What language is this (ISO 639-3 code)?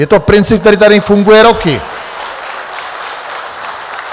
ces